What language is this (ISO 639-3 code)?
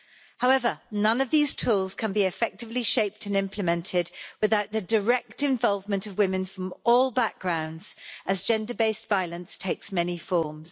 eng